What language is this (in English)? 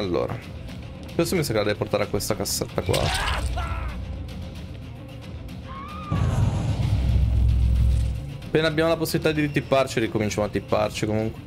Italian